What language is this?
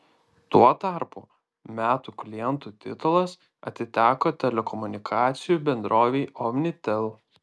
Lithuanian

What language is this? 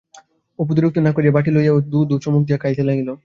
Bangla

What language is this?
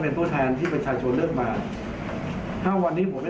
Thai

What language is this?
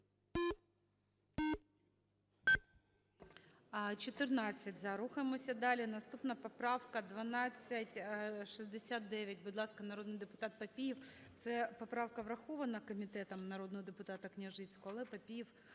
Ukrainian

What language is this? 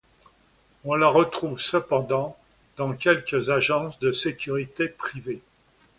French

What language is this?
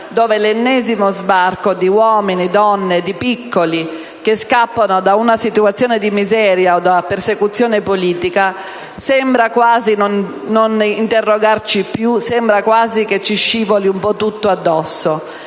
Italian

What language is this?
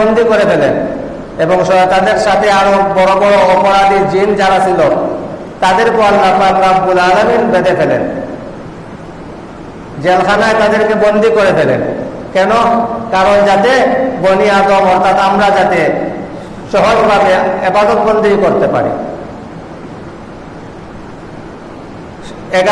Indonesian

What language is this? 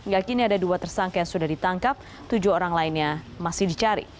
Indonesian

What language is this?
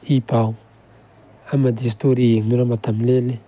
Manipuri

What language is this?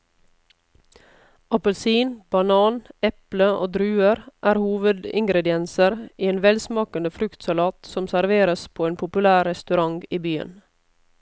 Norwegian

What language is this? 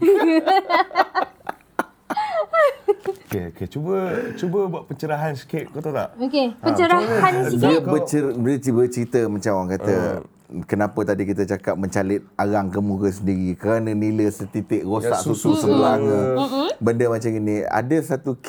Malay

